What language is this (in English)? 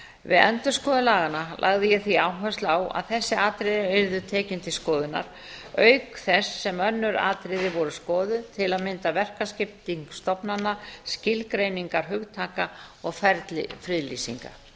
Icelandic